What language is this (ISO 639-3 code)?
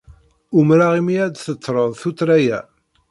kab